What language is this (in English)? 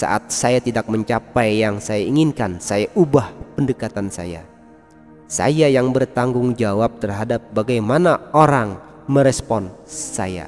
Indonesian